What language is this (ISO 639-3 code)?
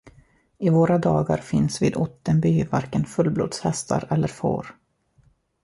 swe